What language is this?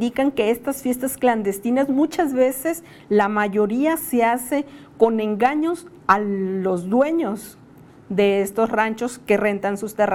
Spanish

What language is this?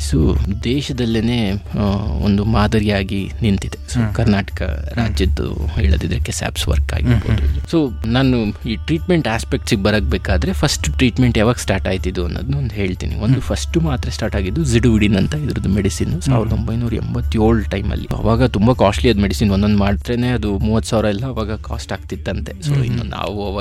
Kannada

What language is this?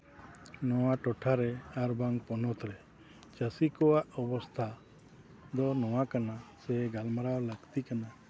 Santali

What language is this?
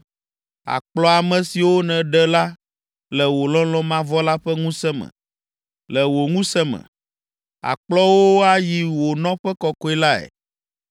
Ewe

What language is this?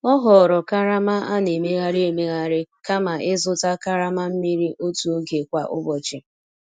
Igbo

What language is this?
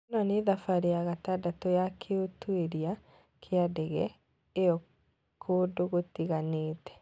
Kikuyu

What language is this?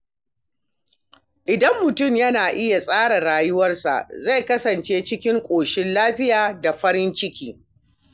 Hausa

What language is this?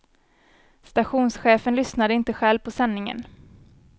Swedish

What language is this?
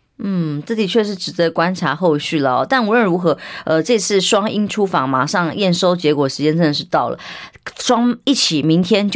Chinese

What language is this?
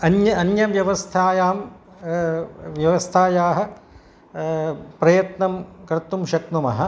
Sanskrit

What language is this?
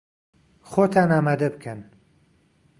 Central Kurdish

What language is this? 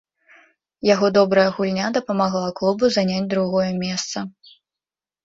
Belarusian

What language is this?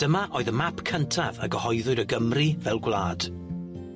Welsh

